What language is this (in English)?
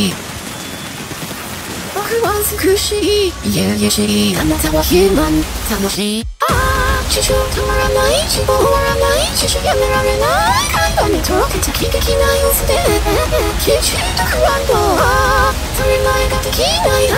Japanese